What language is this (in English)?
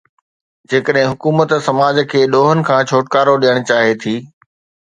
Sindhi